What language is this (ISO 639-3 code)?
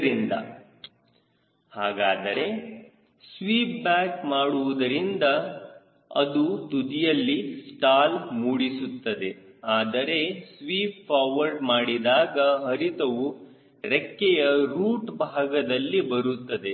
kan